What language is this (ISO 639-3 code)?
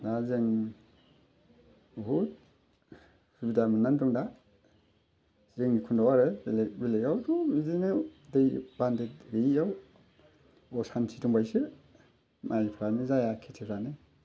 brx